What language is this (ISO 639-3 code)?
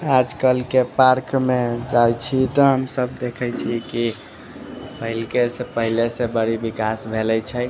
mai